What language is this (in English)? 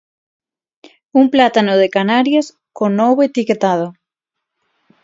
Galician